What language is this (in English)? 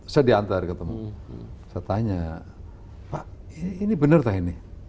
Indonesian